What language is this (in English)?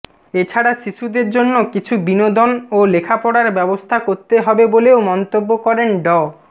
Bangla